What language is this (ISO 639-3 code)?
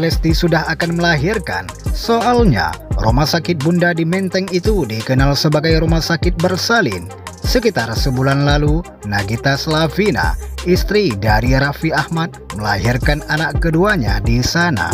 ind